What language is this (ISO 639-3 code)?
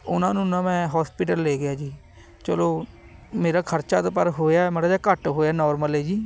pan